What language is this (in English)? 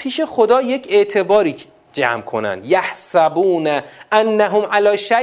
Persian